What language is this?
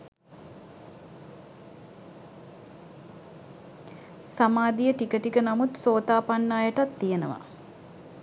Sinhala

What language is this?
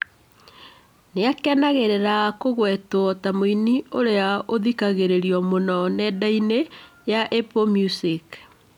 Kikuyu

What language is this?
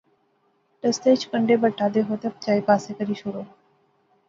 Pahari-Potwari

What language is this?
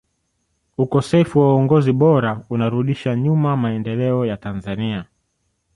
Swahili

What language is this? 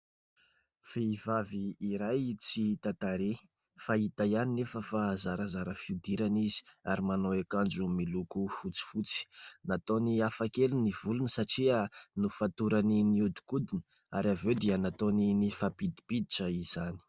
Malagasy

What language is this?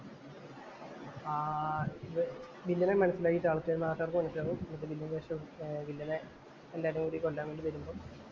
Malayalam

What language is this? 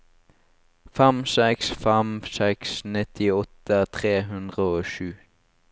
Norwegian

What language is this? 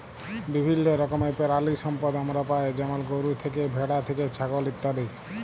Bangla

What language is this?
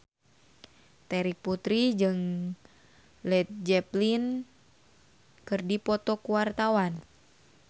Sundanese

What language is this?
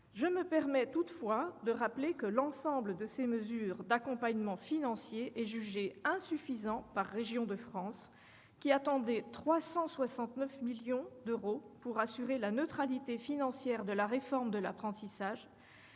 French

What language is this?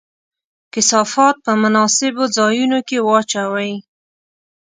Pashto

